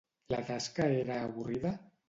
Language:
Catalan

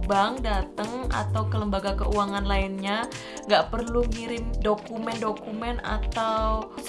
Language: Indonesian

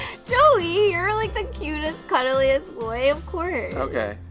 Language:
English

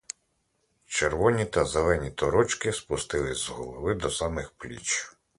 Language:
Ukrainian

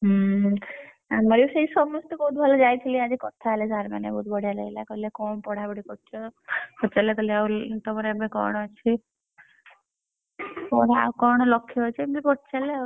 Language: Odia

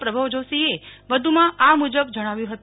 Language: Gujarati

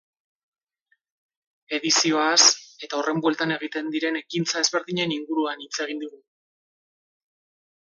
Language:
Basque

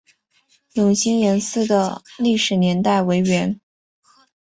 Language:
Chinese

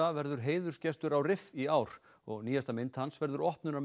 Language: Icelandic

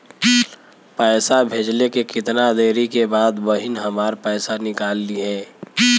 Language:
Bhojpuri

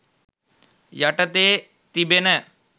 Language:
Sinhala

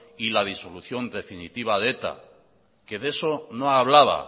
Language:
Spanish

